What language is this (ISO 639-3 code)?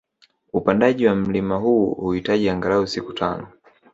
swa